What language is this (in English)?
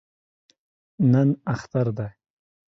Pashto